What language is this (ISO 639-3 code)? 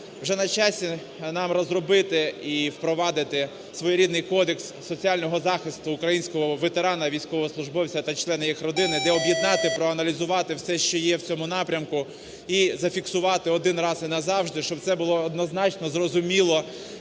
ukr